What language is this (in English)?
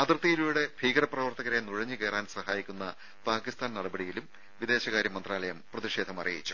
Malayalam